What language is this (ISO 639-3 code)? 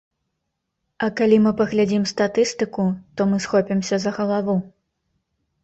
bel